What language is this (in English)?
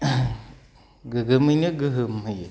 Bodo